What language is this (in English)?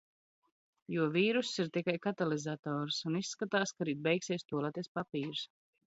Latvian